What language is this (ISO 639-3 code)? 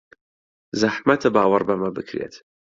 ckb